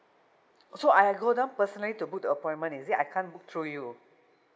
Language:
English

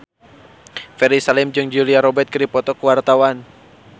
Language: Sundanese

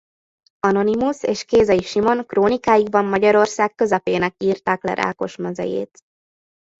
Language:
Hungarian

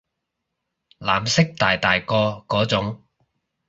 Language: Cantonese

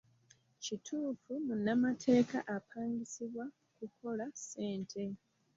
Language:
Ganda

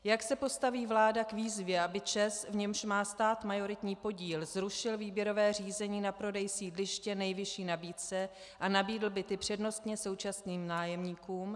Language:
Czech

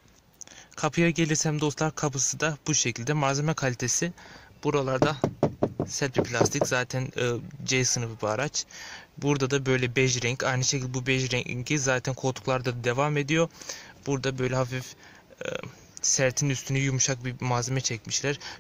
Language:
Turkish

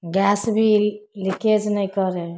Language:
Maithili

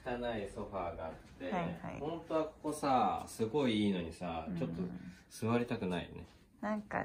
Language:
Japanese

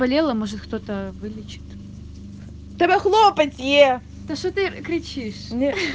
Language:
Russian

